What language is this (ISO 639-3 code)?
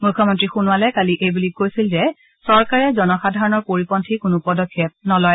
asm